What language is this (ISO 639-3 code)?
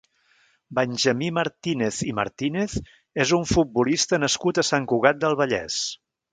cat